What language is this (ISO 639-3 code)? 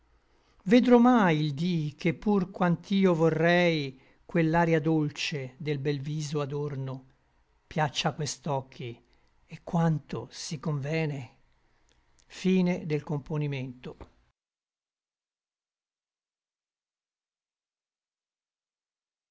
ita